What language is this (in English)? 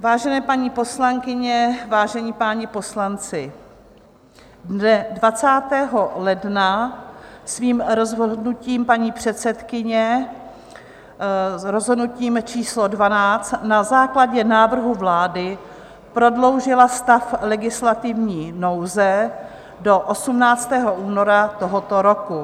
Czech